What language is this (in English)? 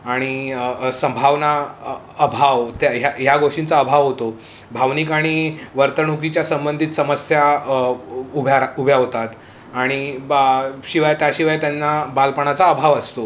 Marathi